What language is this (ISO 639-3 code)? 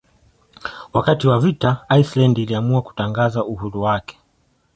swa